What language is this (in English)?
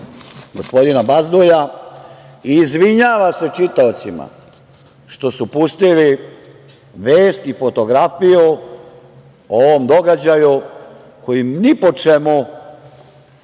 Serbian